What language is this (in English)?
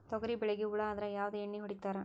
Kannada